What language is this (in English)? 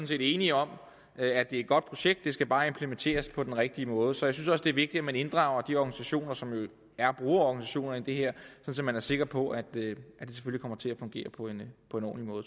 Danish